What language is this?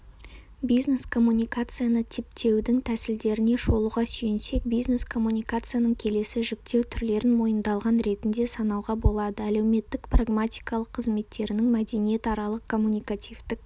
Kazakh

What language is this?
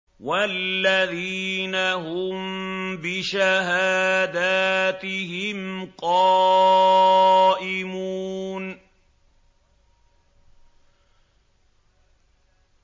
Arabic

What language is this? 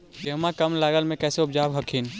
Magahi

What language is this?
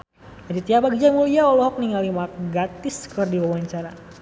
Sundanese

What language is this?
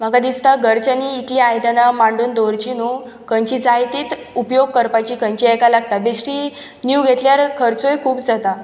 Konkani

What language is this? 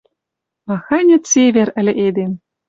Western Mari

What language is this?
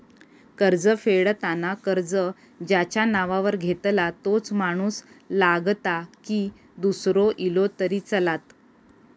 Marathi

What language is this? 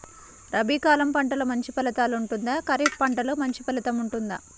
Telugu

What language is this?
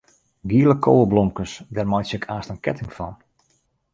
Western Frisian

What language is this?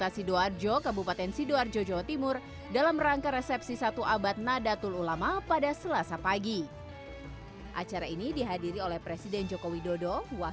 Indonesian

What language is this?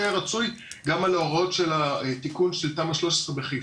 Hebrew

